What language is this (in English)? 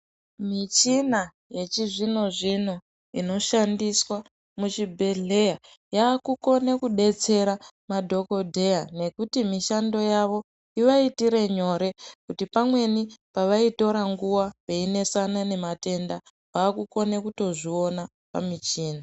Ndau